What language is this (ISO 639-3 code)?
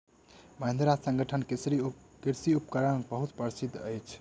mai